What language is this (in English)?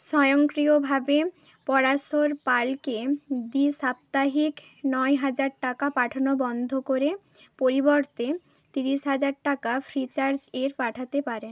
Bangla